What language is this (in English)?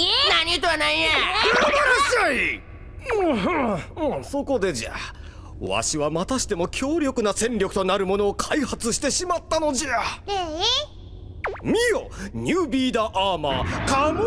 Japanese